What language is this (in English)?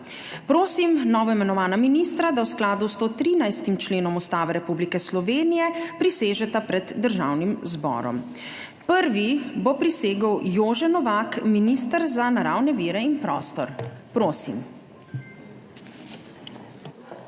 Slovenian